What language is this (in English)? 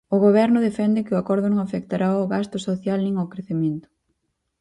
Galician